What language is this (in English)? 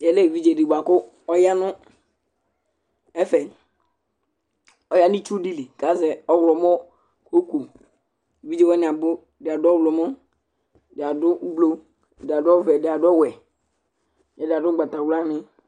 Ikposo